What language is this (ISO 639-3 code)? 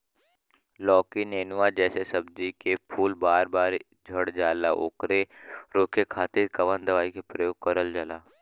bho